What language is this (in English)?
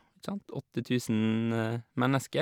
Norwegian